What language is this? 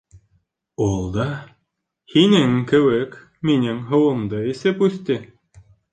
Bashkir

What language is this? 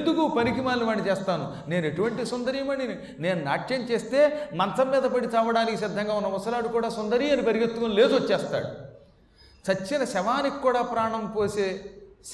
Telugu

